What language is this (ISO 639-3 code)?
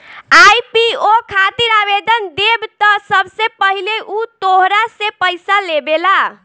bho